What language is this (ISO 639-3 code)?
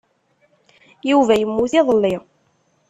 kab